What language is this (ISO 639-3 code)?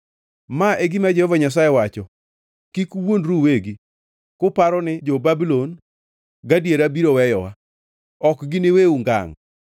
luo